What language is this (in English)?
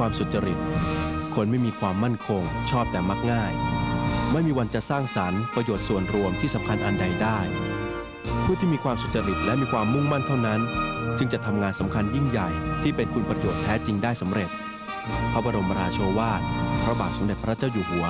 Thai